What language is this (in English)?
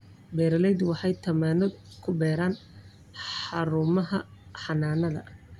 Somali